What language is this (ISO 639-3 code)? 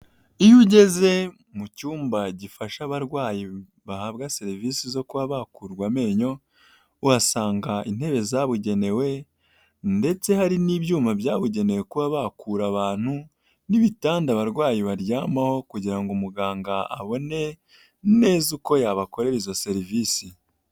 kin